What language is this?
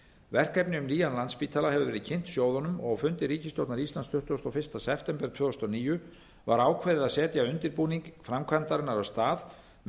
Icelandic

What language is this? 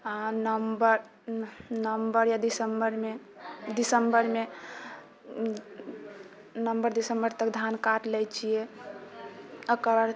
Maithili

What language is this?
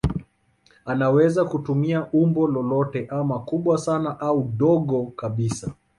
Swahili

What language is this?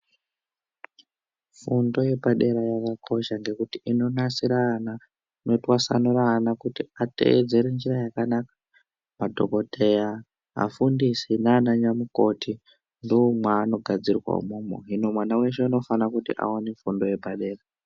Ndau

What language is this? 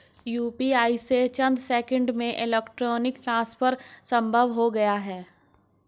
Hindi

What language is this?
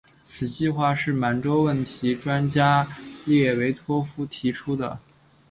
Chinese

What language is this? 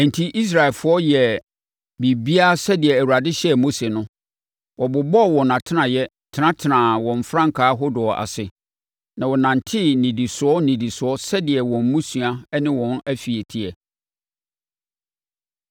Akan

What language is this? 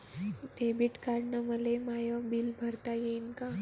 Marathi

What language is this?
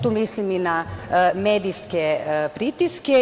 Serbian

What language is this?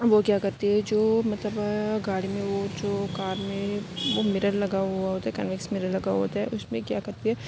Urdu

